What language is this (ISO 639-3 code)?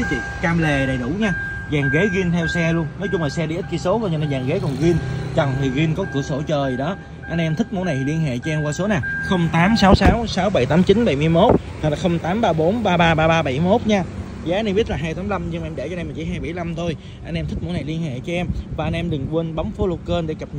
vie